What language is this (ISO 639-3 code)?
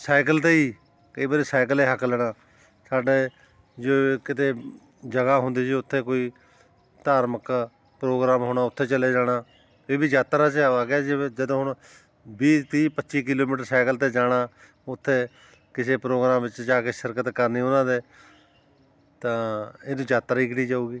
pan